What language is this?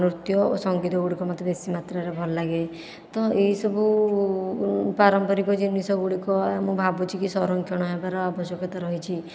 Odia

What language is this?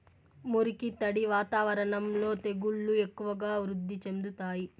Telugu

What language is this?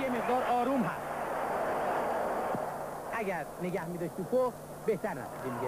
Persian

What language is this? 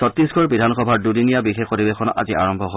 Assamese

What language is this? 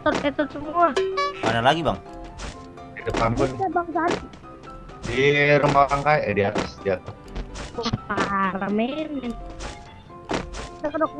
Indonesian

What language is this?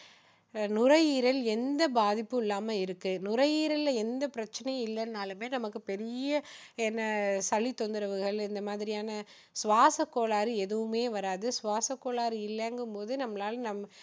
Tamil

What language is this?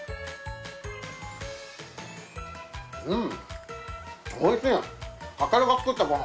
Japanese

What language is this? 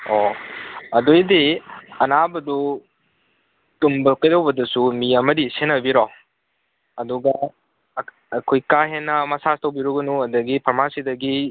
Manipuri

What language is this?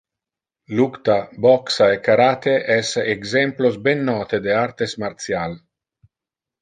Interlingua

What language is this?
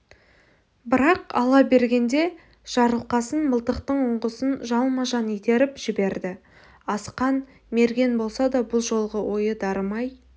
Kazakh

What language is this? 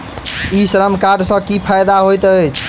Maithili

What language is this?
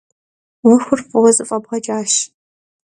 Kabardian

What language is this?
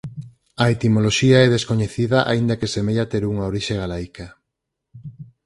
Galician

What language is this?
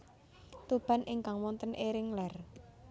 Javanese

